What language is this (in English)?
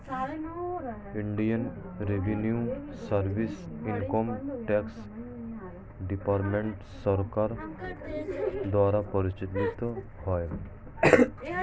Bangla